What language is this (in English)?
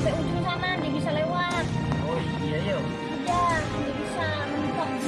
Indonesian